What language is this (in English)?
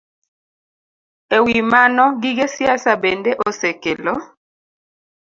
Luo (Kenya and Tanzania)